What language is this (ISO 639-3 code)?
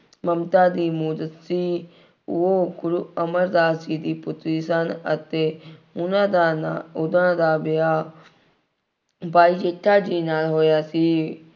pan